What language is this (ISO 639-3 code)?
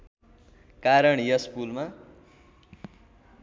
nep